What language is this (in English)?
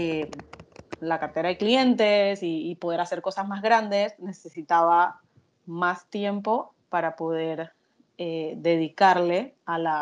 Spanish